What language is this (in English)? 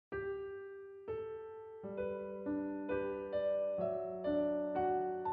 Korean